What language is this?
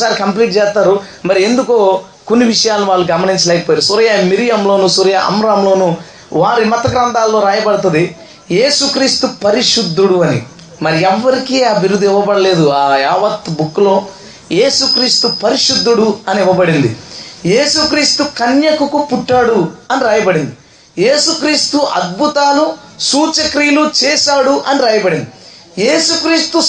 Telugu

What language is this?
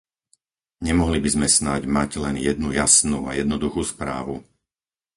Slovak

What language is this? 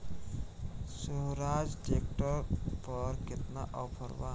Bhojpuri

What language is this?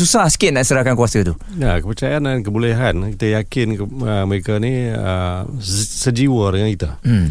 Malay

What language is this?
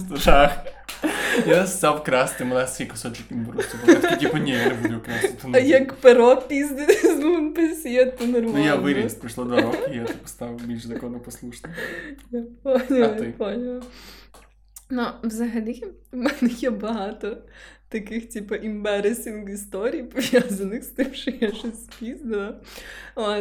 Ukrainian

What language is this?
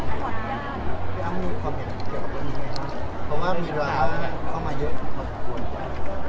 Thai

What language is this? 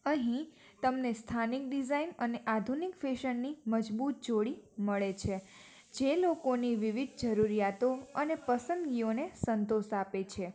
Gujarati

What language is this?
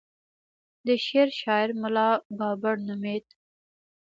Pashto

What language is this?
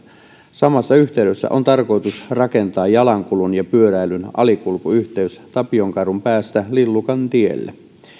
Finnish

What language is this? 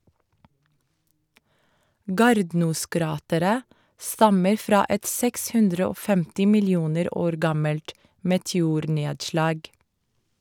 Norwegian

